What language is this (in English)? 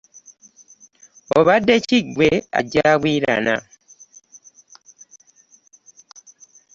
Ganda